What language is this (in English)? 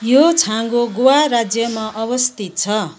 Nepali